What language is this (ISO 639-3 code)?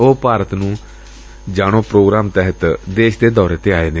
pan